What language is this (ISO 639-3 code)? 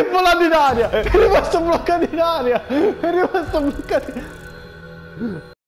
ita